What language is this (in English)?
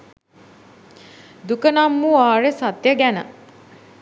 Sinhala